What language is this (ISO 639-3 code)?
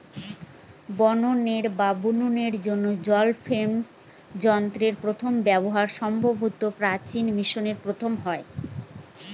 ben